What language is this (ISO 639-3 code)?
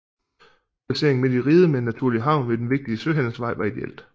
dan